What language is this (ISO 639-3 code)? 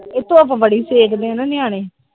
pan